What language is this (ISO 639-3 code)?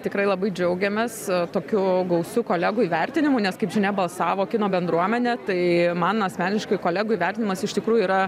lit